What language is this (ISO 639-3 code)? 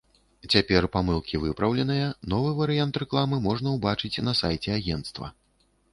bel